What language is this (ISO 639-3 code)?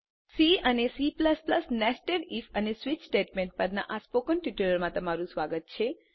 guj